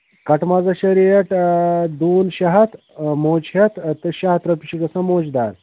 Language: Kashmiri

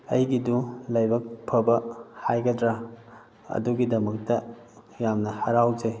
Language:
Manipuri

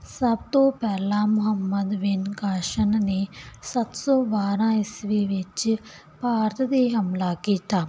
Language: Punjabi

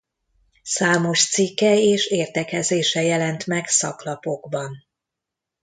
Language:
Hungarian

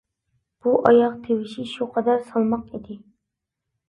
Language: Uyghur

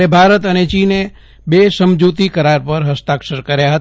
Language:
Gujarati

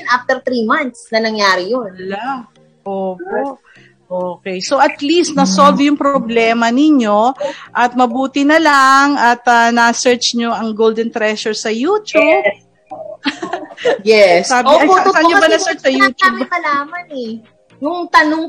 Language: Filipino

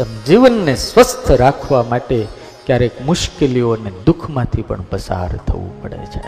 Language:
Gujarati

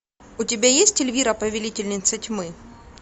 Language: Russian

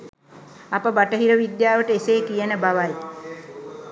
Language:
Sinhala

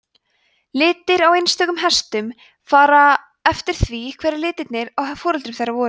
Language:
Icelandic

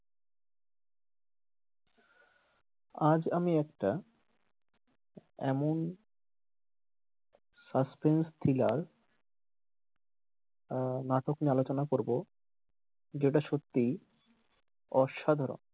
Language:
Bangla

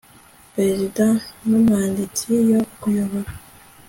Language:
Kinyarwanda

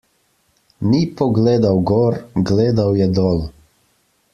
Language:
Slovenian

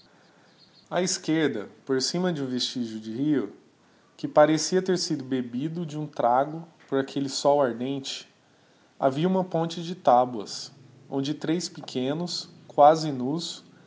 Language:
Portuguese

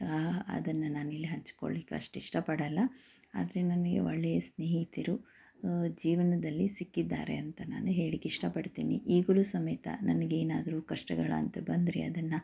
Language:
Kannada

